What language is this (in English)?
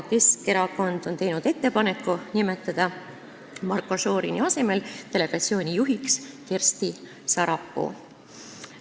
Estonian